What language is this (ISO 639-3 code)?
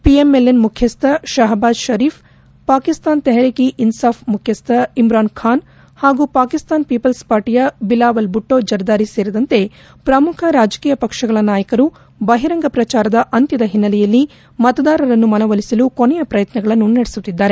kan